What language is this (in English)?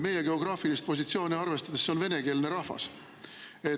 Estonian